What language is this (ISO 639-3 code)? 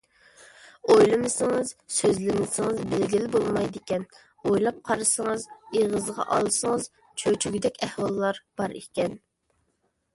uig